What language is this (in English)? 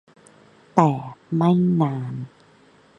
Thai